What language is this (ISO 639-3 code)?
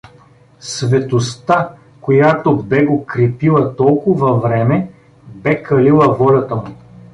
bul